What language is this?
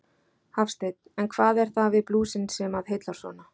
Icelandic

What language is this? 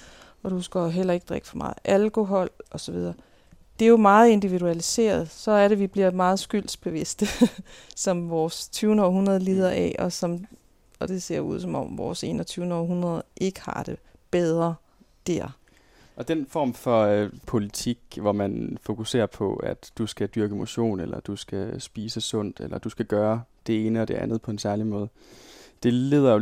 Danish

